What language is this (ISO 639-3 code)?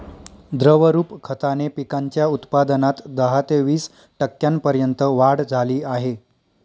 mar